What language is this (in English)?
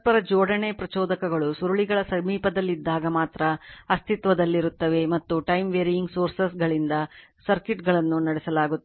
Kannada